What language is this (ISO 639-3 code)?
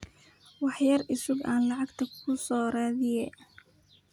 som